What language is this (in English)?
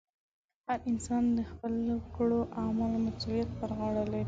Pashto